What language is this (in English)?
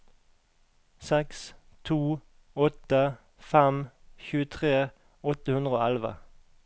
Norwegian